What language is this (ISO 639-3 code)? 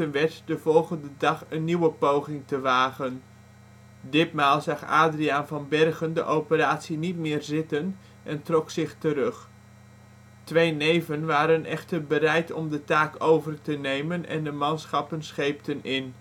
nld